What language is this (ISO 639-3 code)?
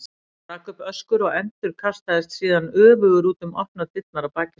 isl